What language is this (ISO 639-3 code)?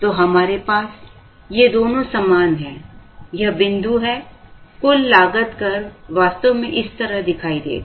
hin